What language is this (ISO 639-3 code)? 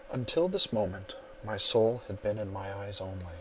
eng